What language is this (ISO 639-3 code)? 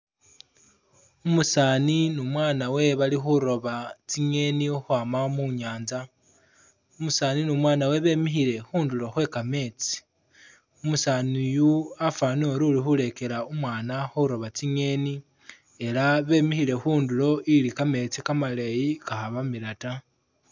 myx